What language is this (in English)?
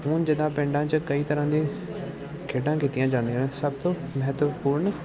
Punjabi